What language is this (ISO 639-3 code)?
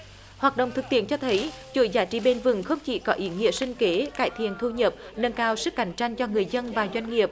vie